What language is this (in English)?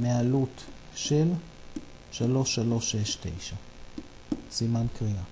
Hebrew